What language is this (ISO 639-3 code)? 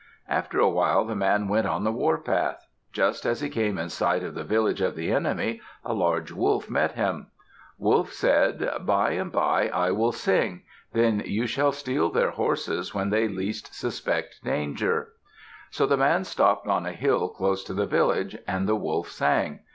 eng